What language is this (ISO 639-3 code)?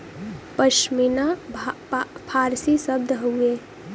bho